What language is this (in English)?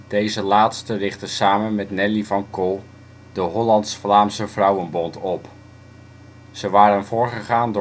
Dutch